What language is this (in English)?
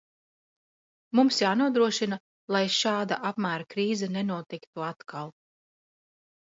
Latvian